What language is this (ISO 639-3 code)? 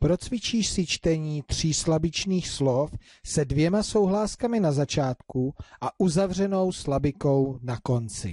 ces